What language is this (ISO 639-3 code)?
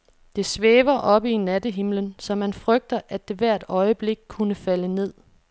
dan